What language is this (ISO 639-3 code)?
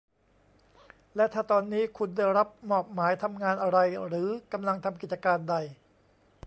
tha